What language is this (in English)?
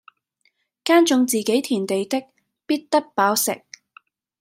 Cantonese